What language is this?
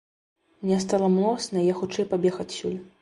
Belarusian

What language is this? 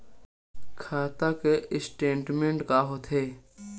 Chhattisgarhi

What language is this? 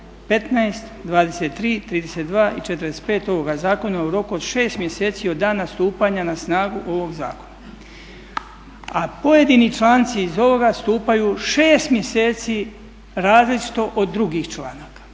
Croatian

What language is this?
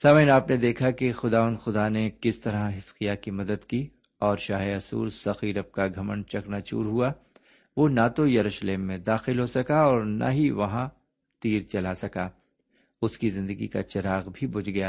Urdu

